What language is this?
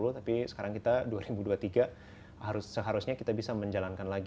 Indonesian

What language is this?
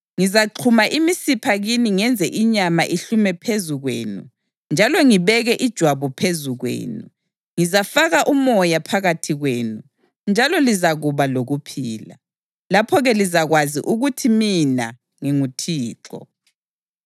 North Ndebele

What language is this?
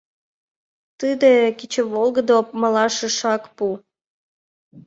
Mari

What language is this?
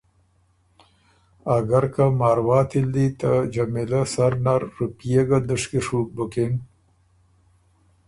Ormuri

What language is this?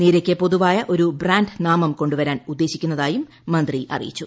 Malayalam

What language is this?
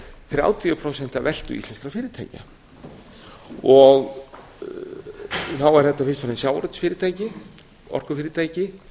Icelandic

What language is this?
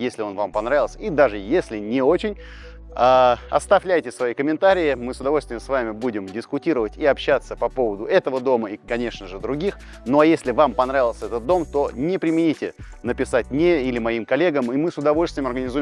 Russian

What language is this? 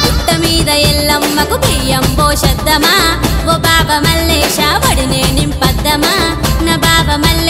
Arabic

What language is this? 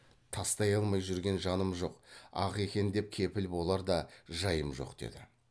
Kazakh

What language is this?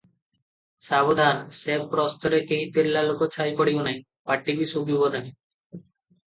Odia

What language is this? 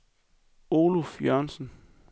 Danish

